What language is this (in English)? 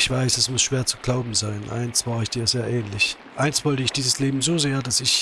German